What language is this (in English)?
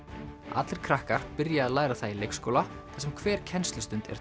Icelandic